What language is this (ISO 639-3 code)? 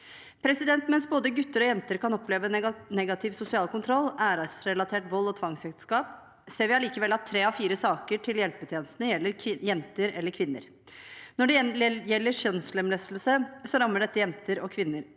nor